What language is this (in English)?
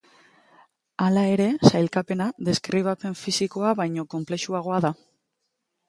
Basque